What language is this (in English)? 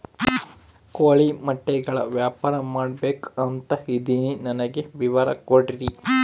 Kannada